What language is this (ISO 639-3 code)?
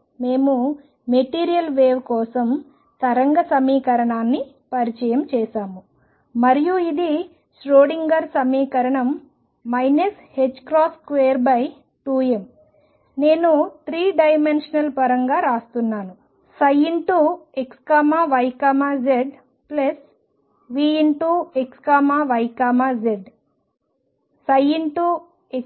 tel